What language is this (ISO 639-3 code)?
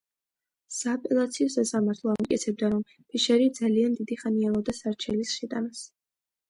kat